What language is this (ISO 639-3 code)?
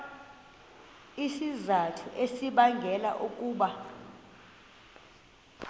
xho